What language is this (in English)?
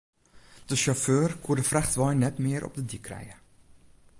Western Frisian